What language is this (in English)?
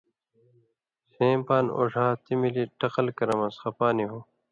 Indus Kohistani